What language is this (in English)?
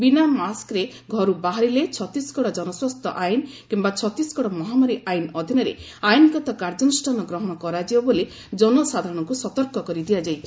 Odia